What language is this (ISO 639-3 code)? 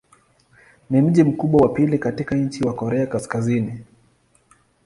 swa